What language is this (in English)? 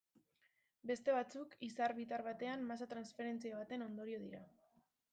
Basque